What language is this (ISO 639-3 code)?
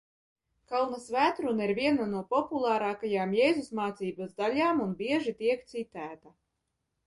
lav